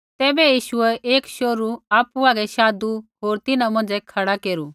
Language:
Kullu Pahari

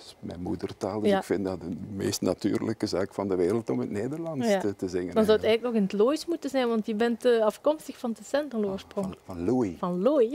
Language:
Dutch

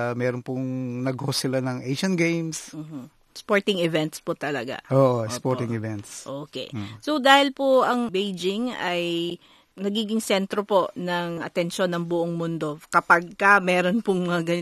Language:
Filipino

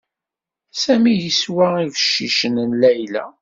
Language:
Kabyle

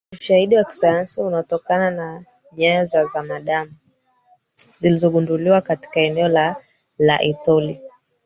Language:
Swahili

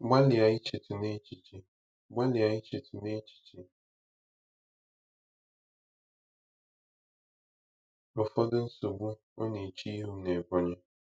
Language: Igbo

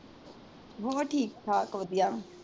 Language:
Punjabi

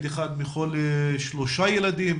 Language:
Hebrew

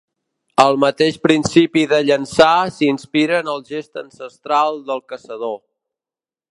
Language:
Catalan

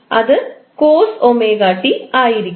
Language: Malayalam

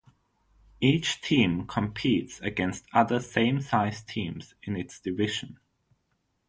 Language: English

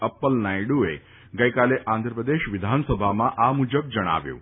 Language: Gujarati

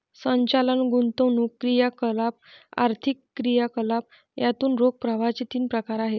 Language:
Marathi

